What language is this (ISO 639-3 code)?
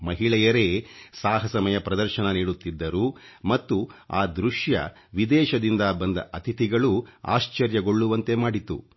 kan